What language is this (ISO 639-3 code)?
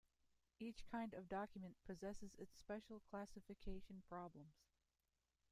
eng